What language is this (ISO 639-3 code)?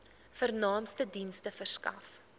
afr